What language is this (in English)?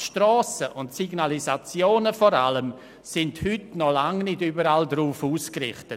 Swiss German